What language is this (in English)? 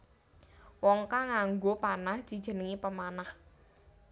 Javanese